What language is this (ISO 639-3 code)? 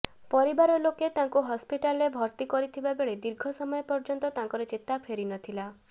ori